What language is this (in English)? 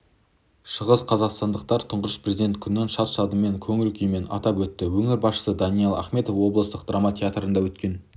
Kazakh